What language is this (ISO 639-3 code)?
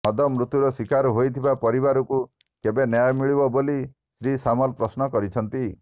ori